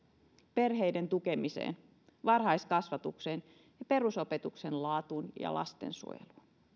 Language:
Finnish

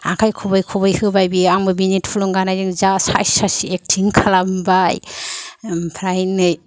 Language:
Bodo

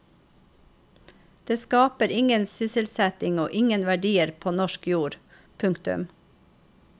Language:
Norwegian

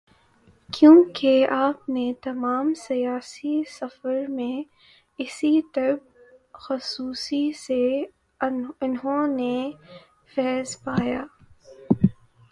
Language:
Urdu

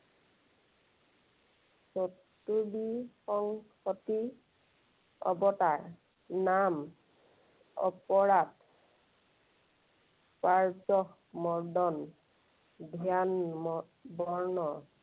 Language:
Assamese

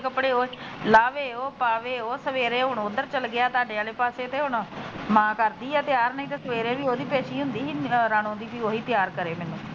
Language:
Punjabi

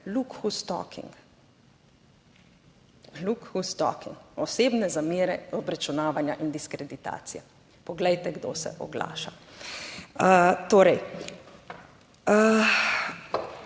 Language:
Slovenian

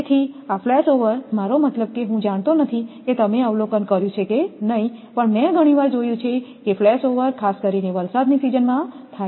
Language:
Gujarati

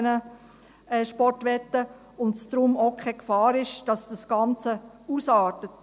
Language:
Swiss German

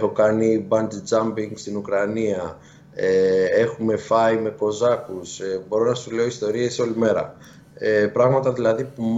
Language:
Greek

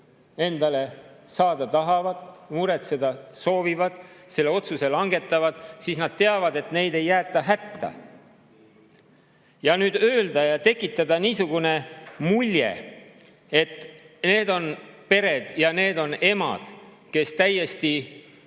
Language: Estonian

